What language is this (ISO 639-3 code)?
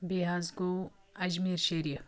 kas